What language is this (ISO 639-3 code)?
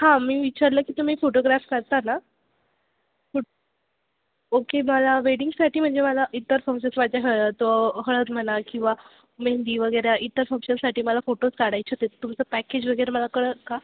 mar